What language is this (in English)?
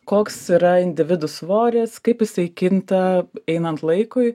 Lithuanian